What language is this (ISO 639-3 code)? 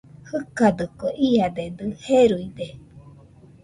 hux